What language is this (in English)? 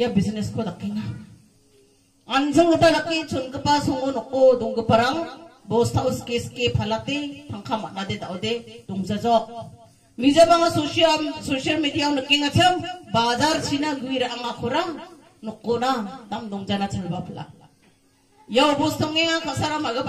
Indonesian